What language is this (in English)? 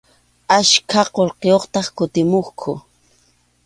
Arequipa-La Unión Quechua